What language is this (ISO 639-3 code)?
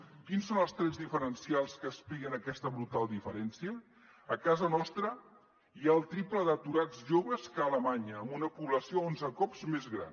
cat